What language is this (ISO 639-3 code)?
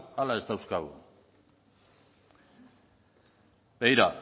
eus